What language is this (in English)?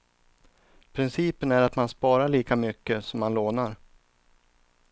Swedish